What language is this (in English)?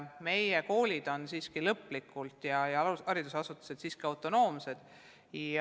Estonian